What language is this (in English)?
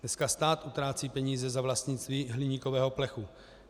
Czech